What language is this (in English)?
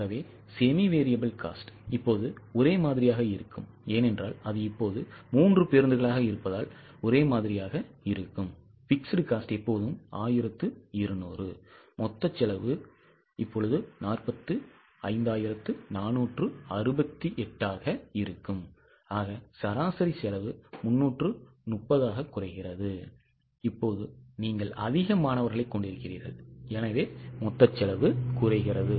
Tamil